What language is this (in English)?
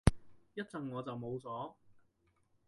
Cantonese